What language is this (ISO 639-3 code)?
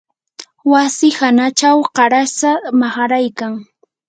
qur